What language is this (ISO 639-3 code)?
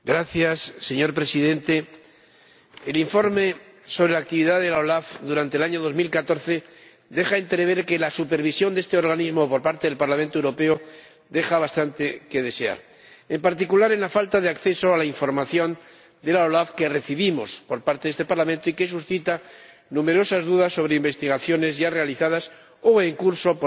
spa